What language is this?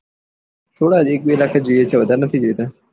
Gujarati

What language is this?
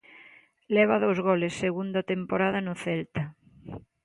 Galician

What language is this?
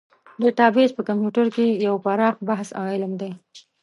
Pashto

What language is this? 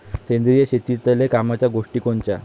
Marathi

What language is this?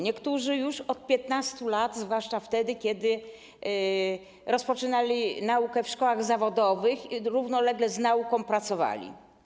Polish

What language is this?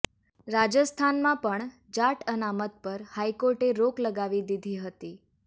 Gujarati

